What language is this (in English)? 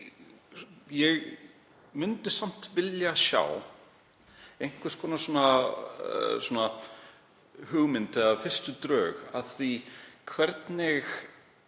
Icelandic